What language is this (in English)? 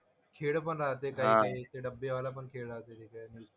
Marathi